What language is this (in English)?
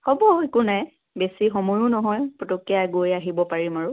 Assamese